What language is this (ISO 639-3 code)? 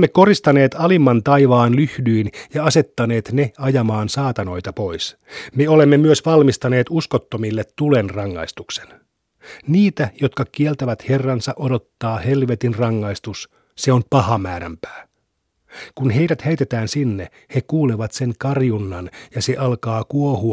fin